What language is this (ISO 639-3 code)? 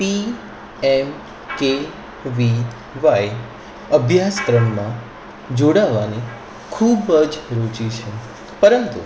guj